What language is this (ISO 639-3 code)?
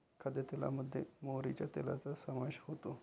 mar